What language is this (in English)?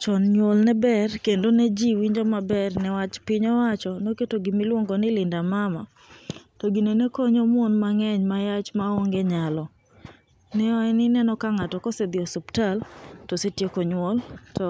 Luo (Kenya and Tanzania)